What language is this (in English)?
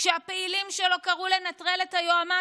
Hebrew